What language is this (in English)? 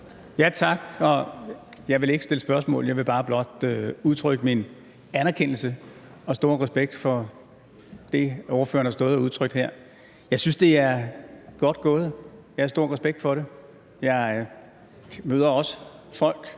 Danish